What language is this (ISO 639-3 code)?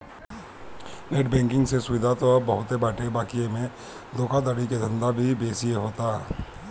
bho